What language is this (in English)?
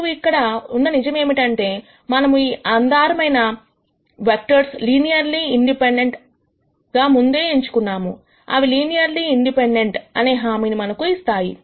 Telugu